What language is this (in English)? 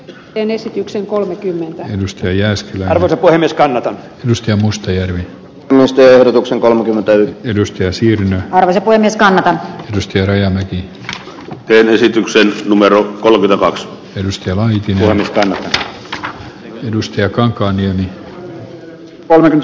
Finnish